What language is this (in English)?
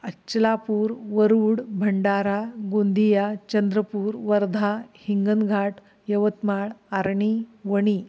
Marathi